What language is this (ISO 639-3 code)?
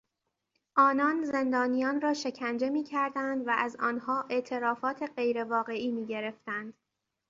fas